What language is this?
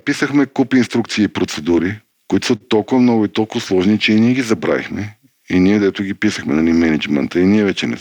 Bulgarian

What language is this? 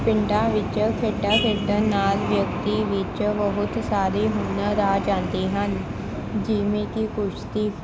Punjabi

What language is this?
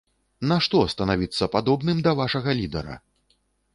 Belarusian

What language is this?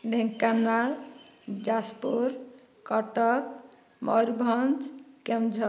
Odia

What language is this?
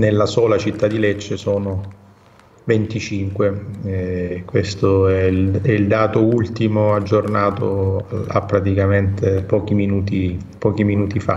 Italian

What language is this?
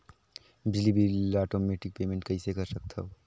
Chhattisgarhi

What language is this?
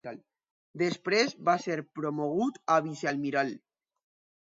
Catalan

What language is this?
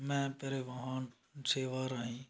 Punjabi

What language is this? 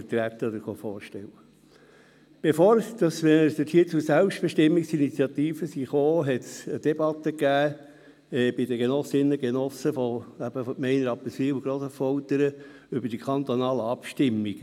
Swiss German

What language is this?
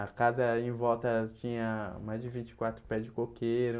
Portuguese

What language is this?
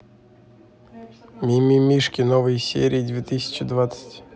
Russian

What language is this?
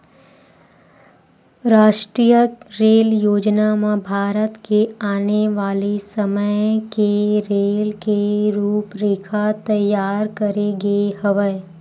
Chhattisgarhi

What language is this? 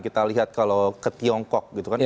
Indonesian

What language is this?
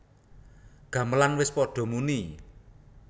Javanese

